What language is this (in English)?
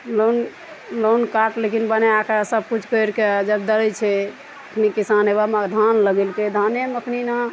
Maithili